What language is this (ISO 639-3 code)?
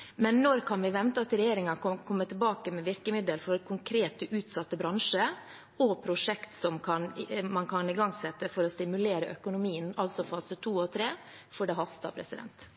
nob